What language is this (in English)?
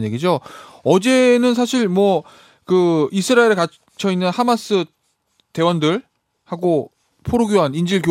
Korean